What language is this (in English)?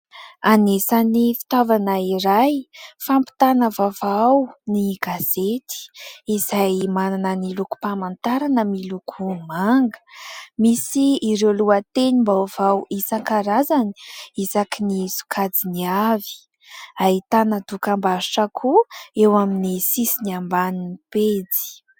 Malagasy